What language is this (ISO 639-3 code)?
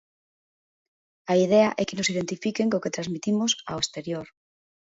glg